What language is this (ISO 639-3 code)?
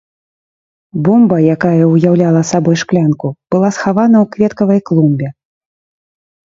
bel